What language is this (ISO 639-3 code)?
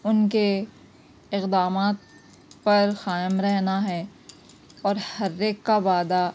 urd